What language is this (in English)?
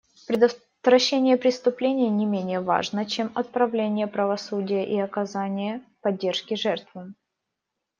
Russian